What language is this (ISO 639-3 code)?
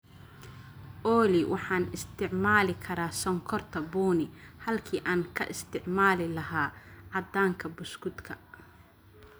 som